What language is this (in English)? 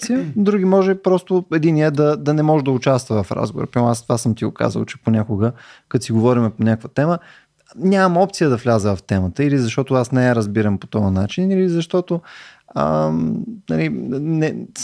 Bulgarian